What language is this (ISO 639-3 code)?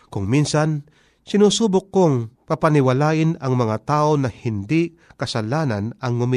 fil